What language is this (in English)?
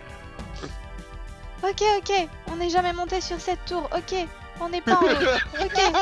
French